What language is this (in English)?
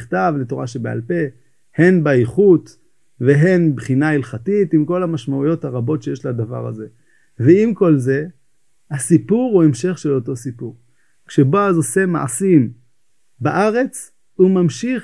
Hebrew